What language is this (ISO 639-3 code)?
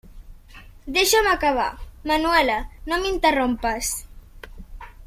cat